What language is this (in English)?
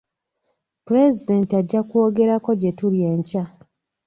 Ganda